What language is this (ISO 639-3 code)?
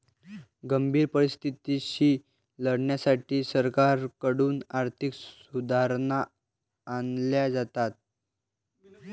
mar